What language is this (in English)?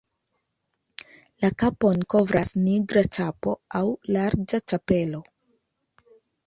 Esperanto